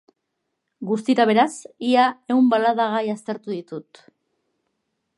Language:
Basque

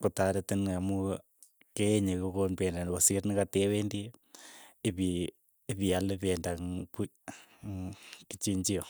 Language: Keiyo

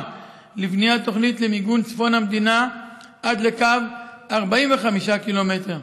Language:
Hebrew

